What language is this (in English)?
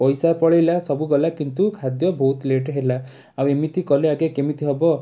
Odia